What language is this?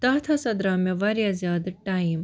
Kashmiri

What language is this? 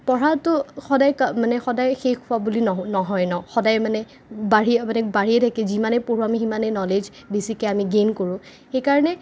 Assamese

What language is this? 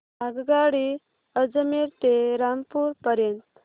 Marathi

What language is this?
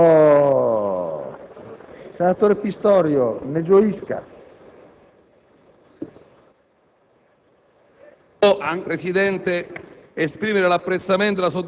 Italian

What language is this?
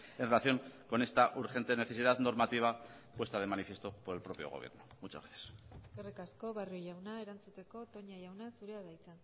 Spanish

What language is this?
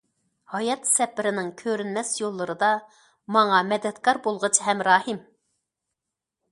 Uyghur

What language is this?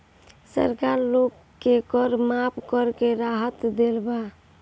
Bhojpuri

